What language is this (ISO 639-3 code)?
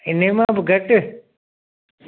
snd